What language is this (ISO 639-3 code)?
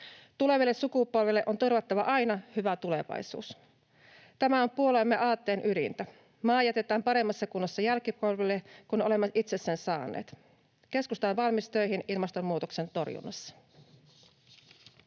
fin